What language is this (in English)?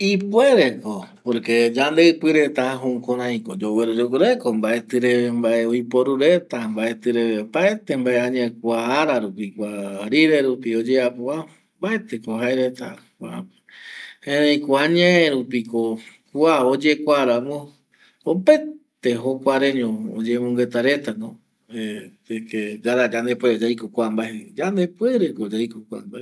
Eastern Bolivian Guaraní